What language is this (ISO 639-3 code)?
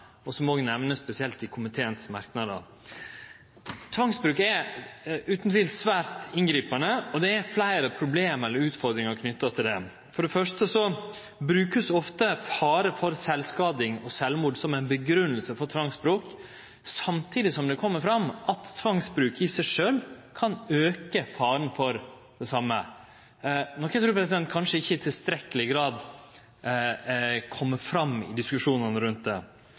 nno